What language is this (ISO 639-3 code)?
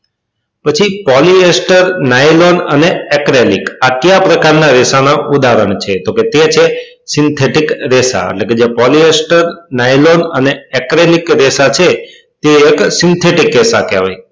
guj